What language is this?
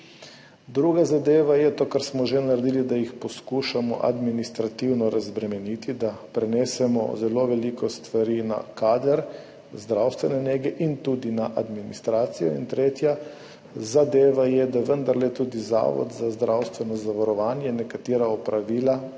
Slovenian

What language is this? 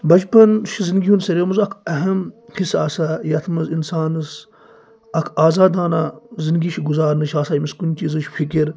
Kashmiri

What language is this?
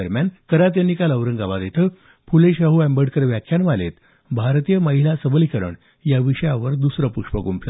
Marathi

